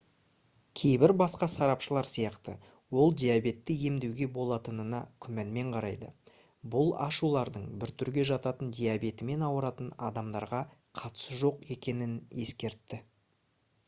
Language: Kazakh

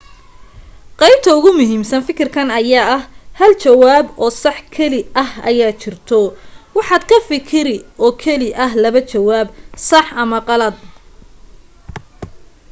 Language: Somali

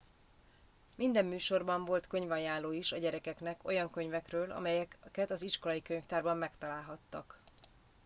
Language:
Hungarian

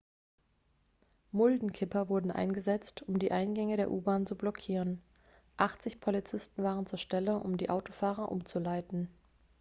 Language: German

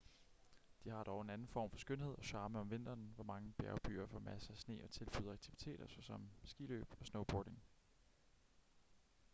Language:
Danish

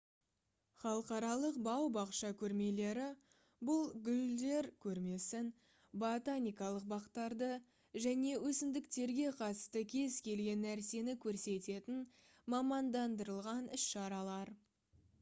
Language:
Kazakh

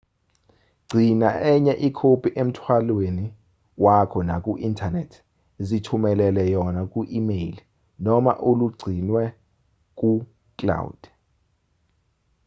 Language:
Zulu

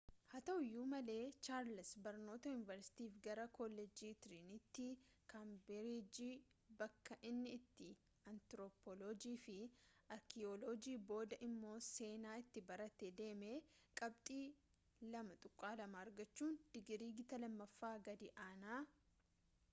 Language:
Oromo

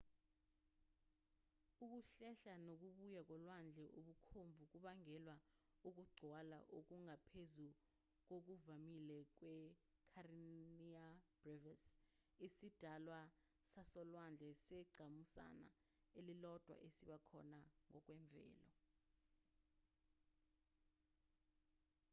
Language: Zulu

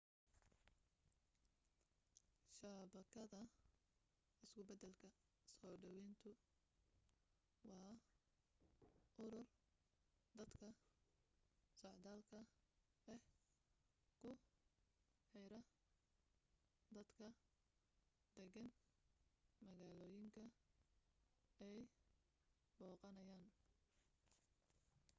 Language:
Somali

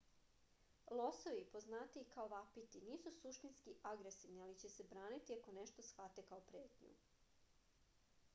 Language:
Serbian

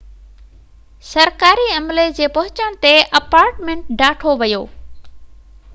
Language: Sindhi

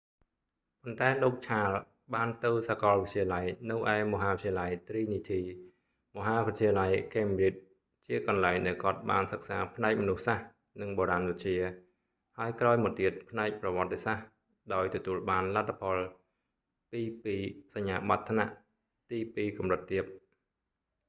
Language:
Khmer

